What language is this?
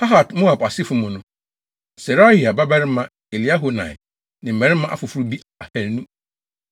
Akan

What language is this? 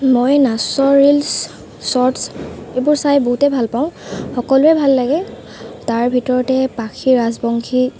Assamese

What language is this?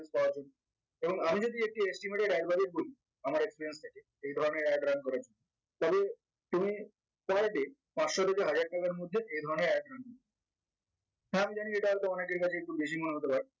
Bangla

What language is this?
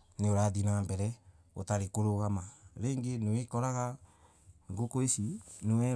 Embu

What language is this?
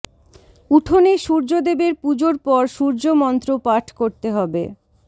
Bangla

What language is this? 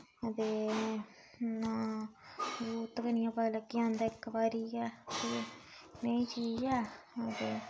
Dogri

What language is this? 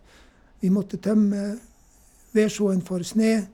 Norwegian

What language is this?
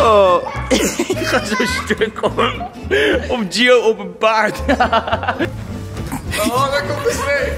Dutch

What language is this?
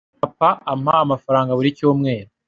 Kinyarwanda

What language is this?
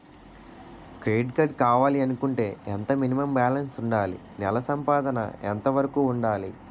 Telugu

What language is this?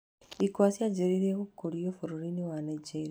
Kikuyu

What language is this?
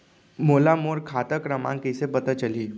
Chhattisgarhi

